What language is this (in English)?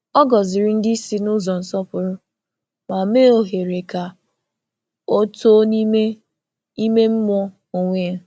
Igbo